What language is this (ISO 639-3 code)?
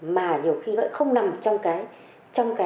vie